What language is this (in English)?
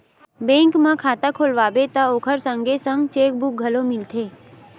Chhattisgarhi